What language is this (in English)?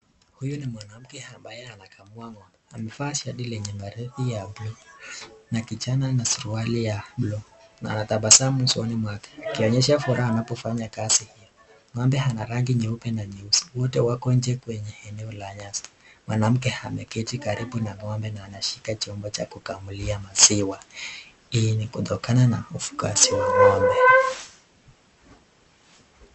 Swahili